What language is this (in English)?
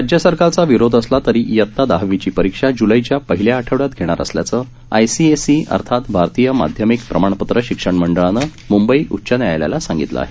Marathi